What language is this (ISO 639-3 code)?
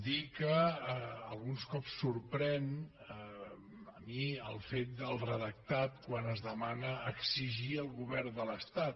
cat